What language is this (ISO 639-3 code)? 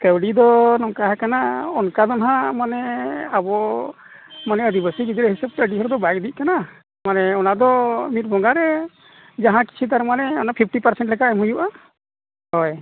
sat